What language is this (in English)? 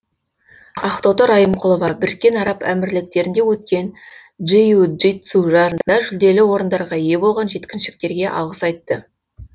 Kazakh